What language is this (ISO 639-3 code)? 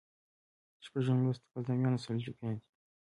pus